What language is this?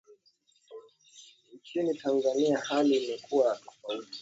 Swahili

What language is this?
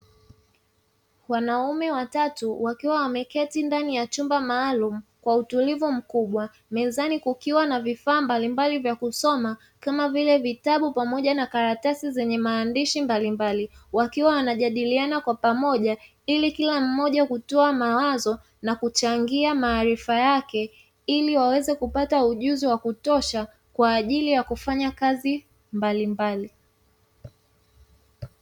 Swahili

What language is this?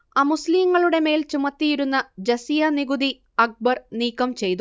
Malayalam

